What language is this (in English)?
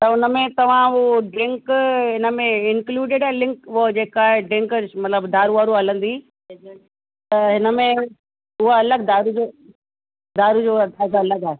Sindhi